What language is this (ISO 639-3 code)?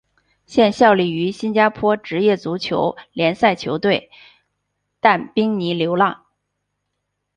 zho